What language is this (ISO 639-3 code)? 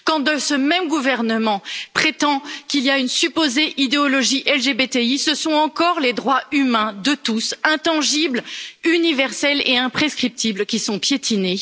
fra